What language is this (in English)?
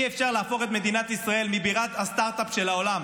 Hebrew